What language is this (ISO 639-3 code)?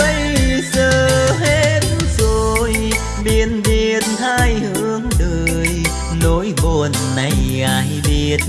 vie